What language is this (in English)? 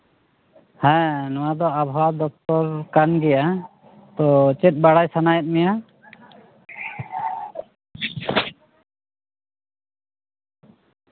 Santali